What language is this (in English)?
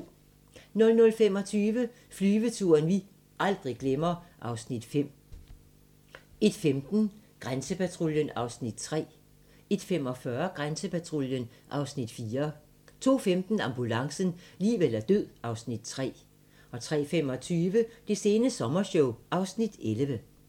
Danish